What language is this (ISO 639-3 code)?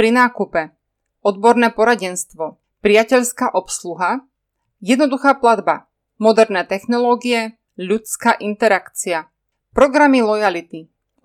slk